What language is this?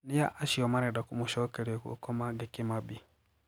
Kikuyu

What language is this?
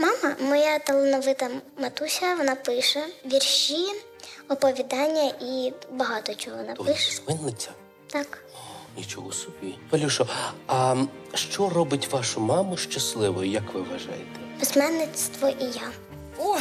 Ukrainian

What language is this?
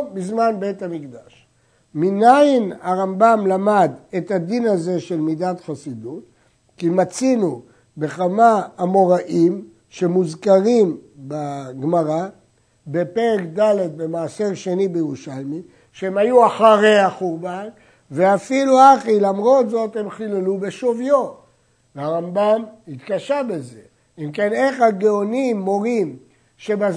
Hebrew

